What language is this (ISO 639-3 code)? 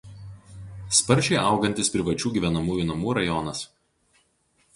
lit